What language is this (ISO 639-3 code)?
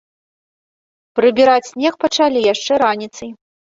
bel